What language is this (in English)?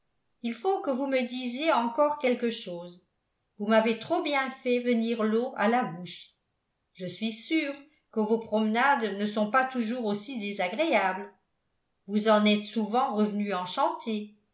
French